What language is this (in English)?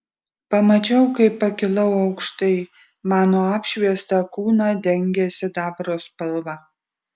Lithuanian